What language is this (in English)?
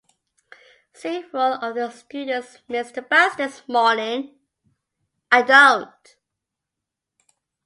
English